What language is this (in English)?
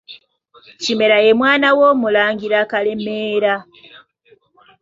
Ganda